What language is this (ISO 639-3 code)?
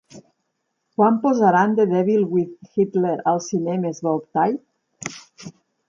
cat